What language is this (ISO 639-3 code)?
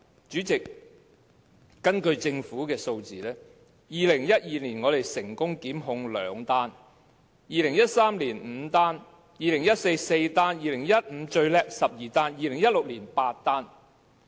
yue